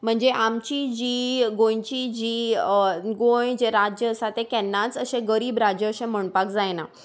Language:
Konkani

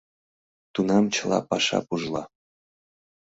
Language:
Mari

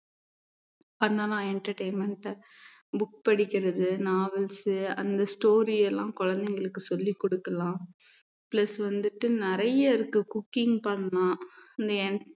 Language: Tamil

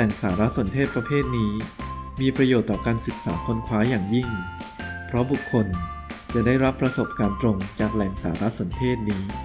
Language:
Thai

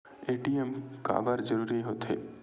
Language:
Chhattisgarhi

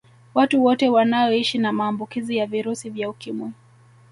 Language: Swahili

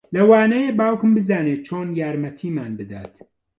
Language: Central Kurdish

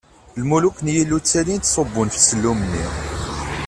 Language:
Kabyle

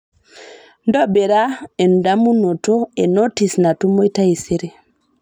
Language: Masai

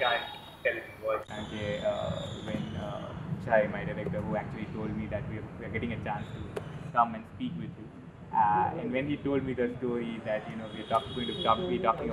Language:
Gujarati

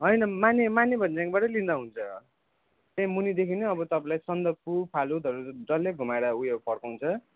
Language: Nepali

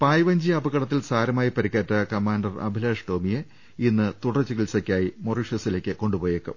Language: Malayalam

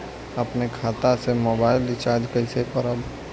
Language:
Bhojpuri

